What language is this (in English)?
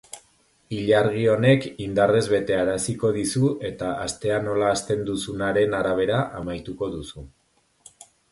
Basque